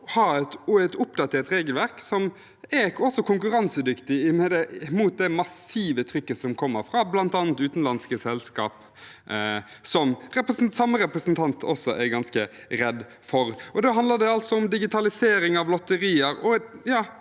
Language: Norwegian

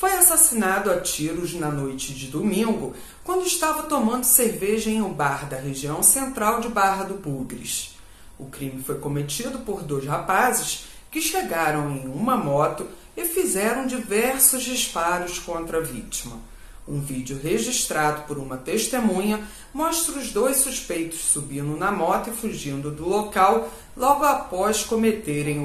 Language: Portuguese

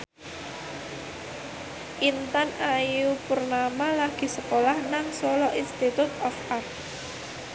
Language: Javanese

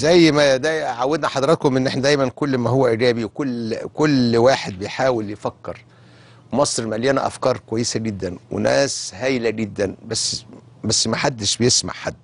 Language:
Arabic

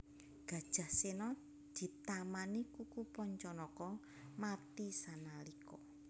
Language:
Javanese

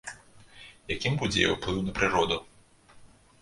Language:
Belarusian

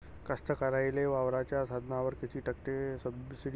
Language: Marathi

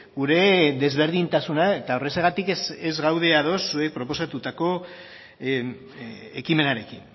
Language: Basque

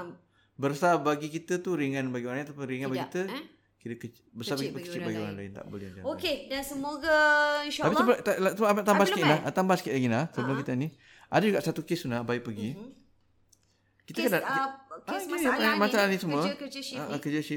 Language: Malay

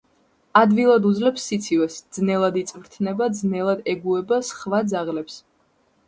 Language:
Georgian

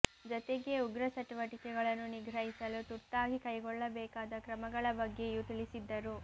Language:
Kannada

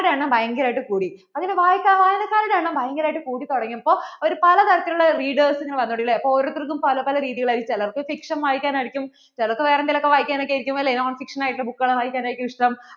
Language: Malayalam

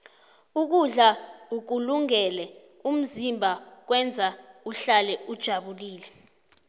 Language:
South Ndebele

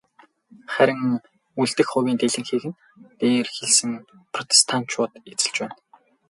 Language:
Mongolian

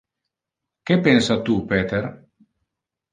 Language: Interlingua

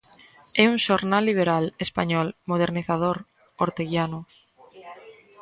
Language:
Galician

